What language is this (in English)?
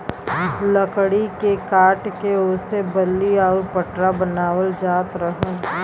Bhojpuri